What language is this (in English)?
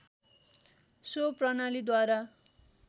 Nepali